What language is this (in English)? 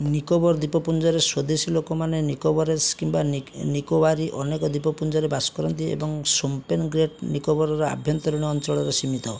Odia